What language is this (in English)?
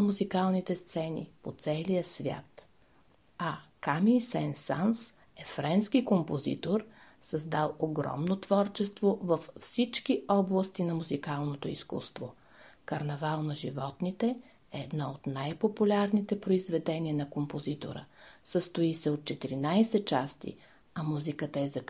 Bulgarian